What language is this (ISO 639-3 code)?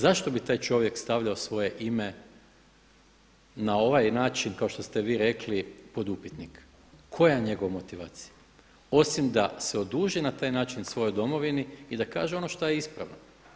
hrv